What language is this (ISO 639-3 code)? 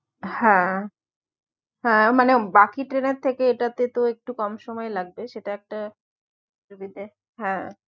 ben